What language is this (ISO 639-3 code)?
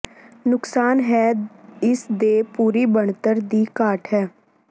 pan